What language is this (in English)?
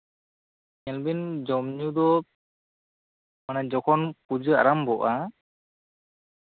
Santali